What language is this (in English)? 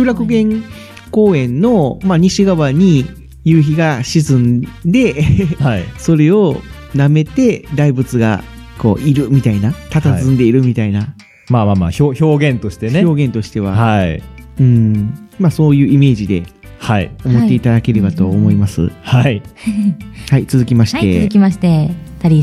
Japanese